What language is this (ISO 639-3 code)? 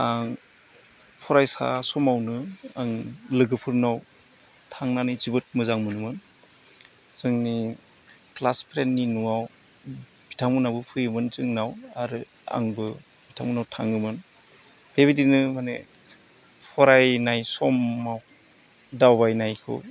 brx